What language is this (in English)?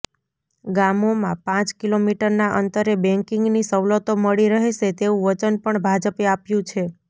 Gujarati